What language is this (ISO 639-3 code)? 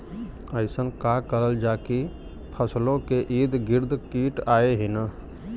bho